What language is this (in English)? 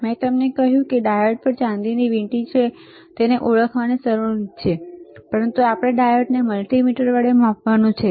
Gujarati